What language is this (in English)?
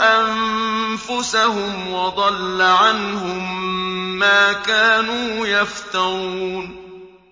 Arabic